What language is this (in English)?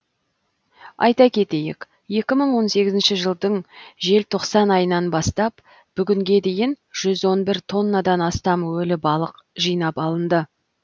Kazakh